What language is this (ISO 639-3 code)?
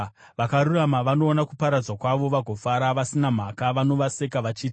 sna